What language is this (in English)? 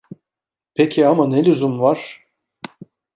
Turkish